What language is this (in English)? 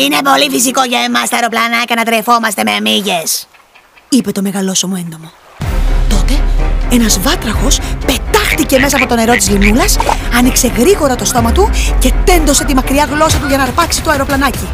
Greek